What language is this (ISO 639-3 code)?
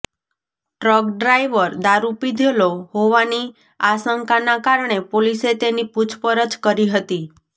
guj